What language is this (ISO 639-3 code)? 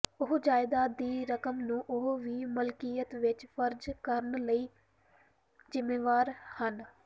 pan